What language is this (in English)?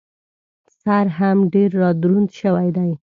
Pashto